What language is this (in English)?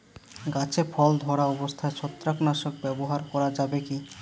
Bangla